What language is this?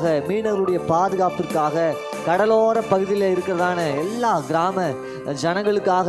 Tamil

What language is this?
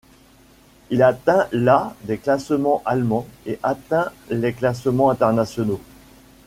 French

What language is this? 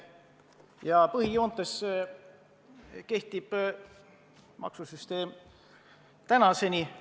Estonian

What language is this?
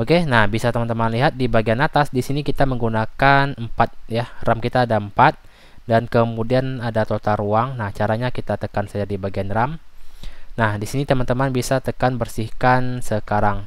Indonesian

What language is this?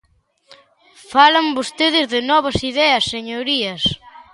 Galician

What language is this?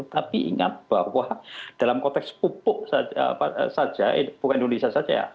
Indonesian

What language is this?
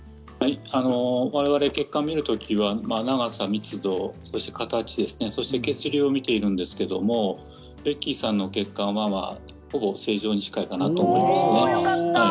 Japanese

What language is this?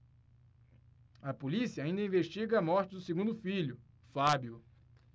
Portuguese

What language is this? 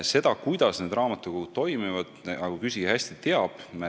Estonian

